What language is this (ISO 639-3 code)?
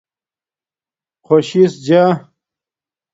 dmk